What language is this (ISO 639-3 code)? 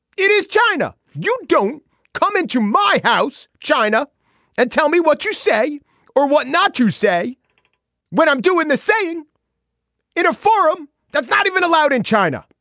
eng